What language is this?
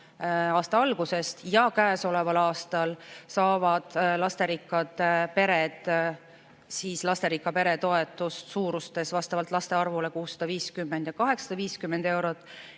Estonian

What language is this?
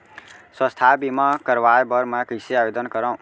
Chhattisgarhi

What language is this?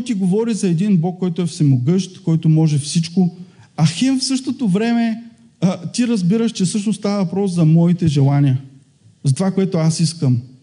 Bulgarian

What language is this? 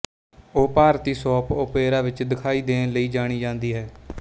Punjabi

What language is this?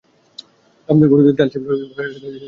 Bangla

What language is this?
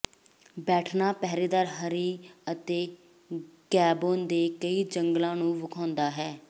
Punjabi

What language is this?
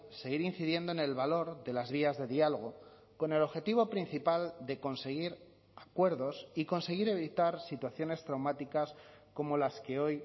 Spanish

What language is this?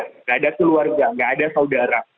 Indonesian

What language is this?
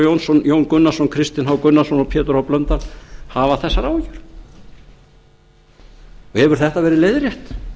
Icelandic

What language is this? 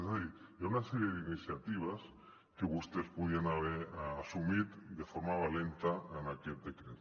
Catalan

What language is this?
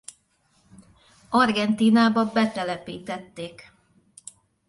Hungarian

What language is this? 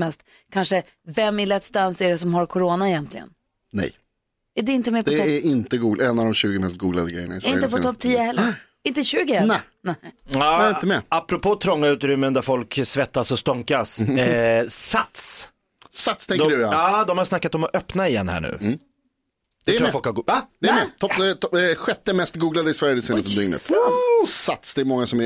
Swedish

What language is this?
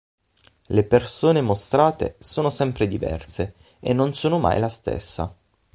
Italian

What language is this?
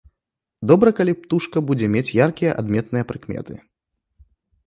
Belarusian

